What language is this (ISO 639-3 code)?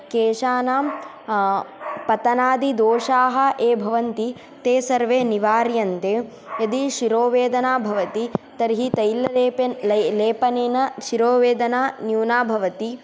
san